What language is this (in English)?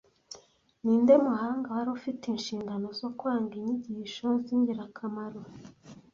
Kinyarwanda